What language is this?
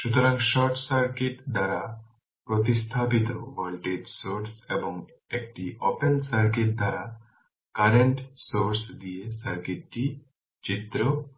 Bangla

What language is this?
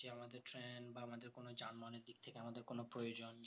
Bangla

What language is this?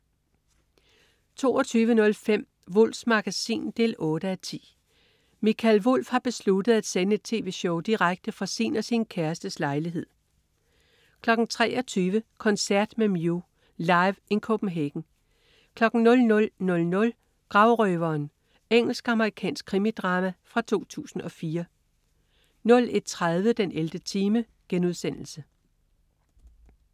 Danish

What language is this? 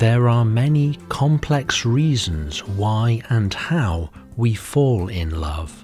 English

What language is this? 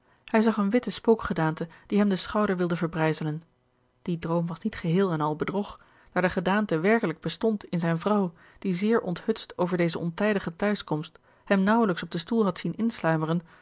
Dutch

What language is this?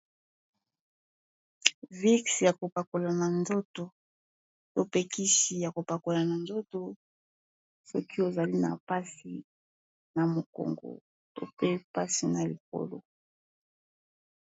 Lingala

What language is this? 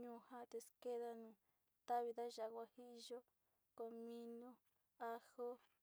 Sinicahua Mixtec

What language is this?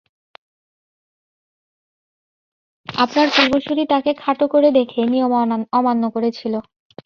Bangla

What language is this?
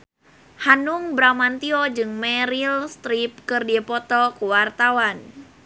Sundanese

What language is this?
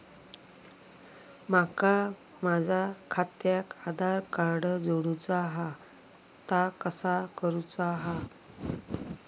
Marathi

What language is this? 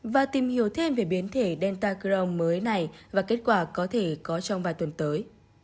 Vietnamese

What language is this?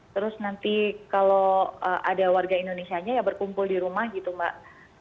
Indonesian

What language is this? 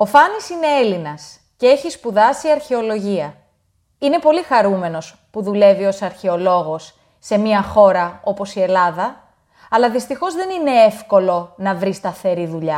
Greek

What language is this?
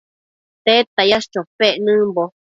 Matsés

